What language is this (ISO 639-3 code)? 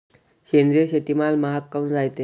mar